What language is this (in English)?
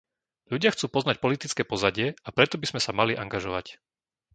Slovak